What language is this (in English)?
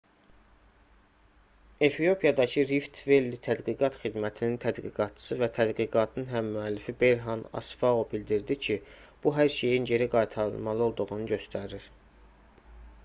Azerbaijani